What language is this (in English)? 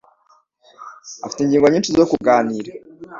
Kinyarwanda